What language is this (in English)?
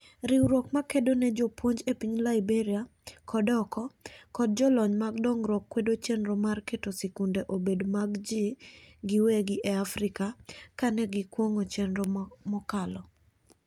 Luo (Kenya and Tanzania)